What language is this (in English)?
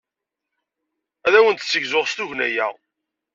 Kabyle